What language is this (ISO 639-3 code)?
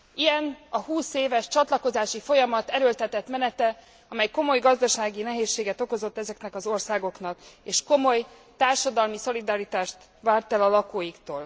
hun